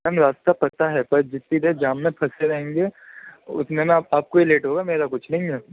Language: Urdu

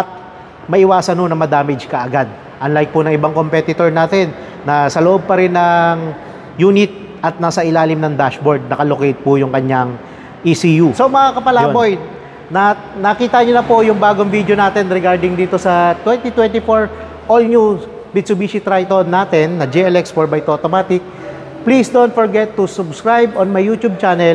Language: Filipino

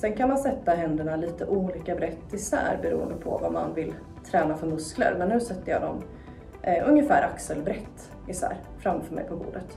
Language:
Swedish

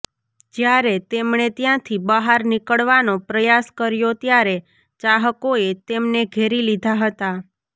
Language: Gujarati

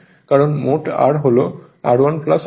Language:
Bangla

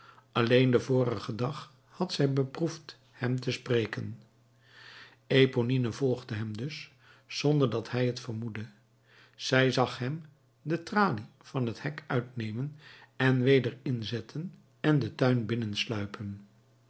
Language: Dutch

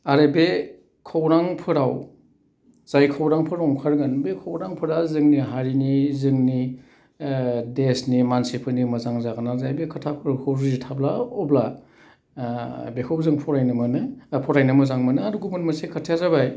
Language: Bodo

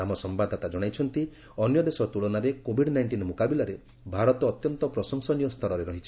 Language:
Odia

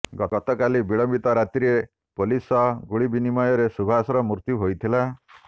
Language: Odia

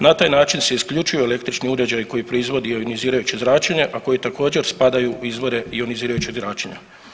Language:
Croatian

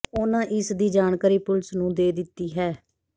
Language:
Punjabi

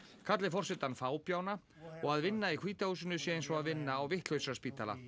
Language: Icelandic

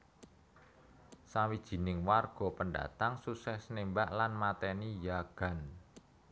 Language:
Javanese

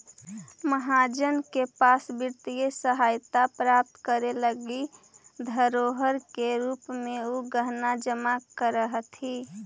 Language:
Magahi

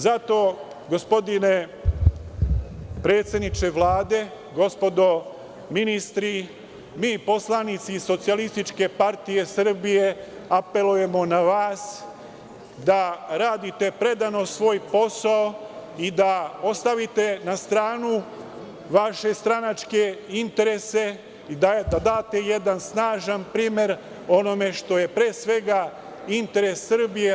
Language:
Serbian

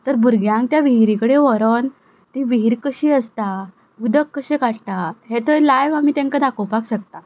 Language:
Konkani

